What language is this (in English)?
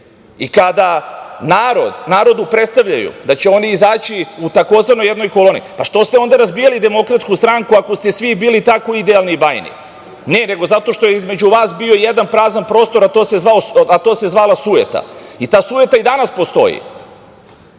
Serbian